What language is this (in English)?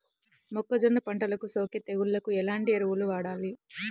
Telugu